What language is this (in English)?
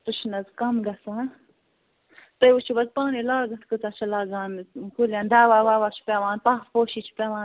Kashmiri